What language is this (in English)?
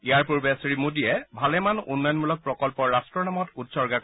Assamese